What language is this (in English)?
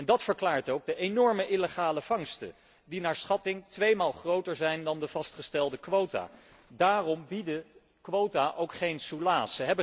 Dutch